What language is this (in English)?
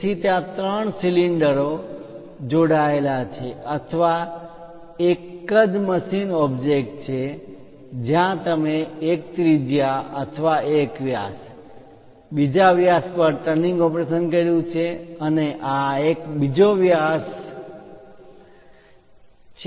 Gujarati